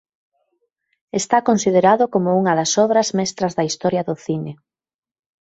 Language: Galician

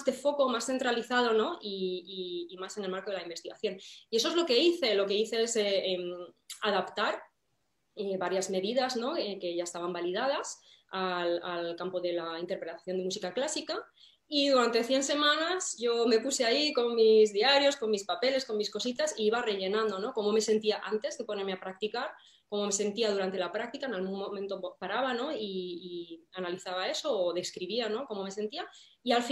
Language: Spanish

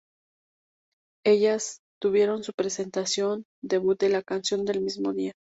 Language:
Spanish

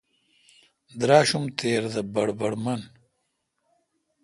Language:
Kalkoti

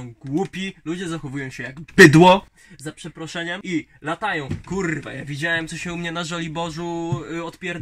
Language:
Polish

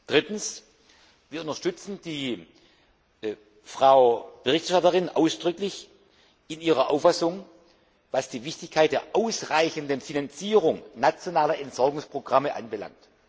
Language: German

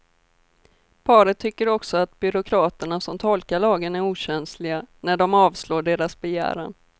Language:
Swedish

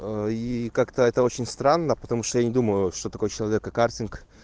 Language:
Russian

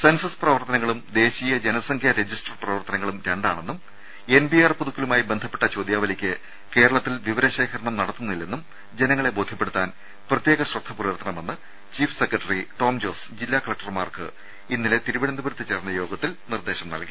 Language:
Malayalam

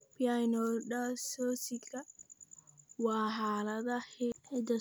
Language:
Somali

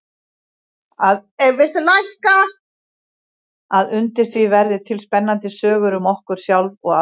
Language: Icelandic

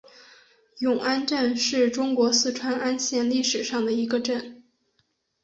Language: Chinese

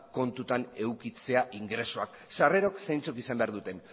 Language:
Basque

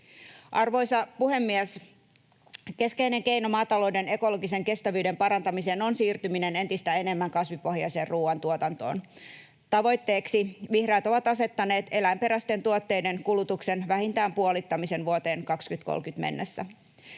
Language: Finnish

